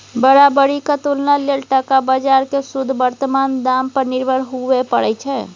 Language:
Maithili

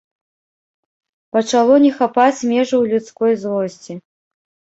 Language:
Belarusian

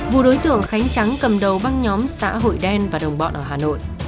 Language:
Vietnamese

